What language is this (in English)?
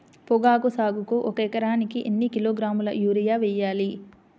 Telugu